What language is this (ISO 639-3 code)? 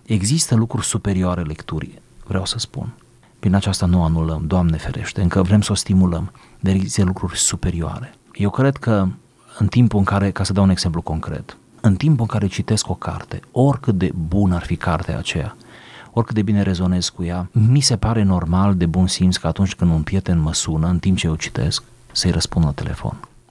ron